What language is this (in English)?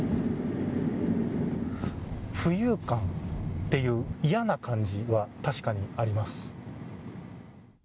Japanese